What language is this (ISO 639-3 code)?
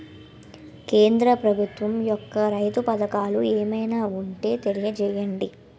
tel